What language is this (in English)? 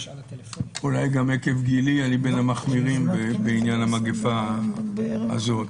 Hebrew